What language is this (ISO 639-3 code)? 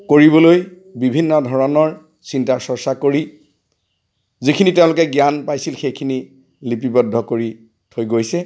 asm